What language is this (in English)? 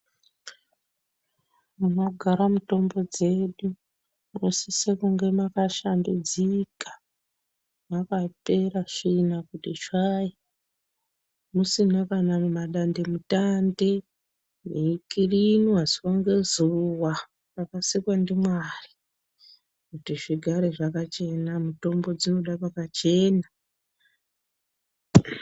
Ndau